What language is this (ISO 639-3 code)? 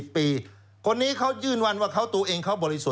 tha